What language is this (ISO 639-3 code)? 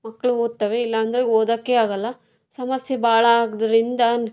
kan